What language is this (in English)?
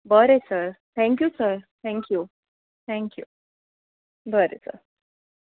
Konkani